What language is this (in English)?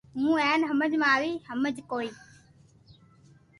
Loarki